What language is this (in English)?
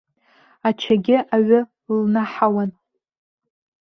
Abkhazian